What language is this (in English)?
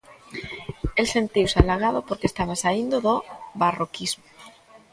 Galician